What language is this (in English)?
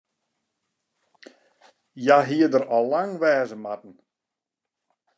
Western Frisian